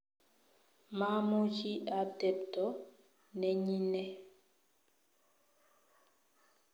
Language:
Kalenjin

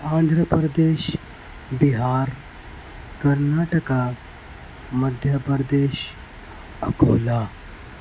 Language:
Urdu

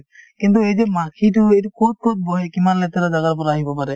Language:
Assamese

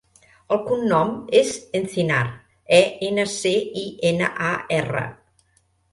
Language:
Catalan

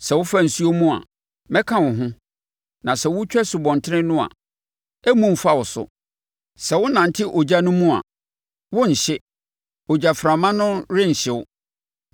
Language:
Akan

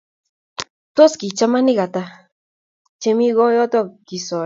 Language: Kalenjin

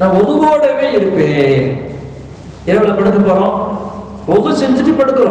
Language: Indonesian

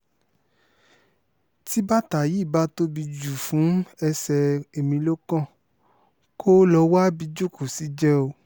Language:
Yoruba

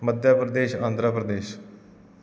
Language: Punjabi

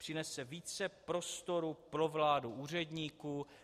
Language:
Czech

